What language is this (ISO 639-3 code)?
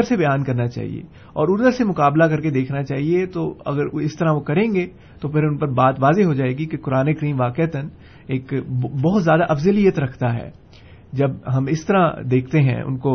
urd